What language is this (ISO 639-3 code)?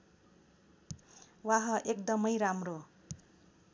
nep